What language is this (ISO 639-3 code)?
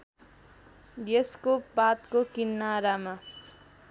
nep